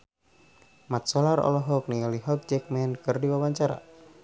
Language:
Sundanese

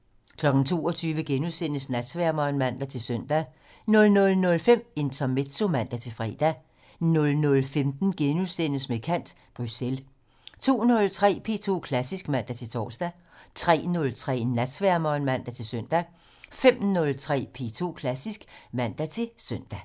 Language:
Danish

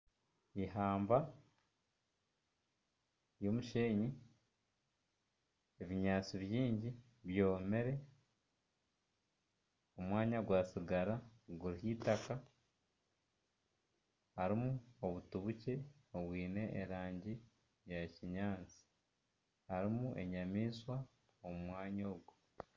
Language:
Nyankole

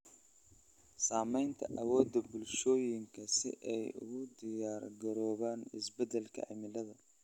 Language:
Somali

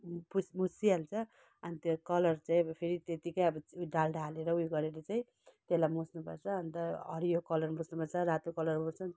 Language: Nepali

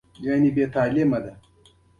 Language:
Pashto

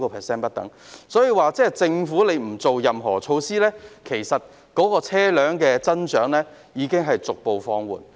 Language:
Cantonese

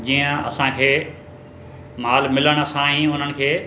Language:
Sindhi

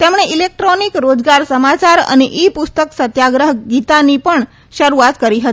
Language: Gujarati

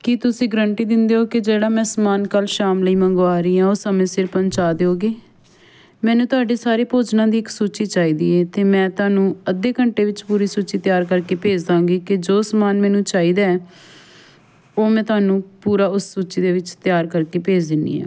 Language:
Punjabi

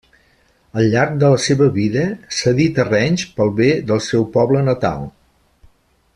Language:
Catalan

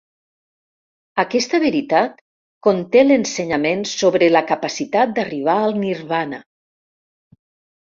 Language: Catalan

